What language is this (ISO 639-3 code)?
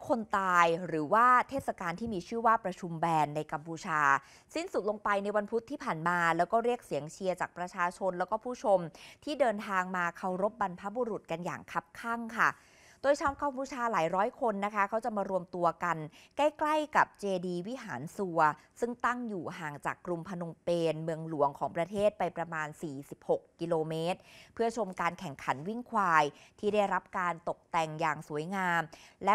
tha